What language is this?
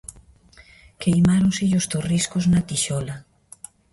Galician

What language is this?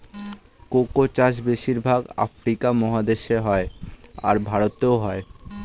Bangla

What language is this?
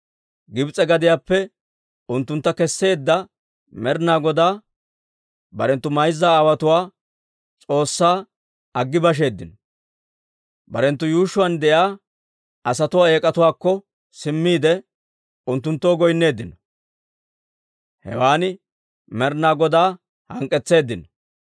Dawro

